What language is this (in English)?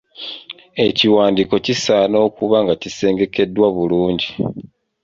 Ganda